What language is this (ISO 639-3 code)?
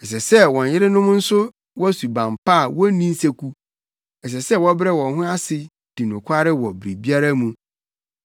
aka